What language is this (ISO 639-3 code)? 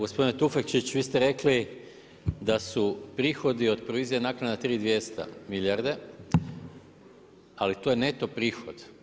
hrv